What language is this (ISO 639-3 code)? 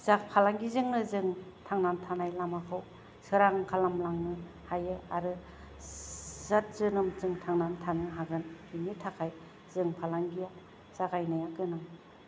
brx